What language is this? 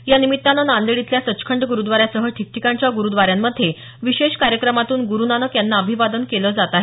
Marathi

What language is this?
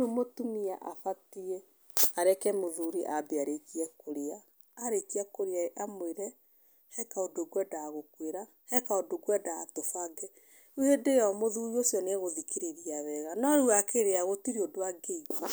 Kikuyu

